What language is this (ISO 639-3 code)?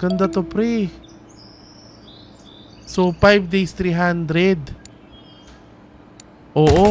fil